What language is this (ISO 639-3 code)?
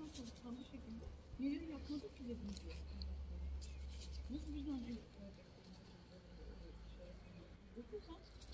tur